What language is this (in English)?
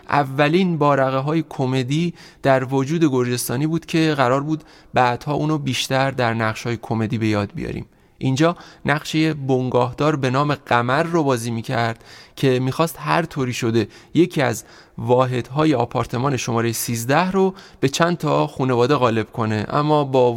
Persian